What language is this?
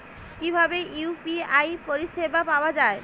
Bangla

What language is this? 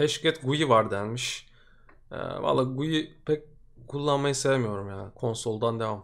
Turkish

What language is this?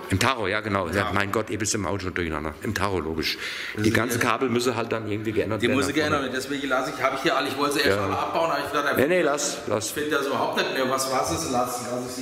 German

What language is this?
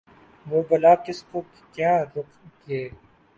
Urdu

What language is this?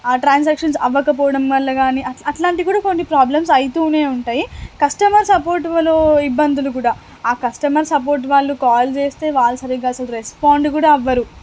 Telugu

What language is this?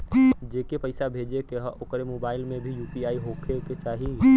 Bhojpuri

